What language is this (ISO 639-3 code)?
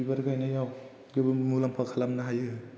brx